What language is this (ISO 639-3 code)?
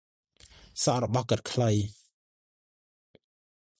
khm